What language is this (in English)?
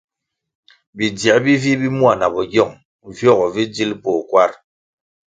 Kwasio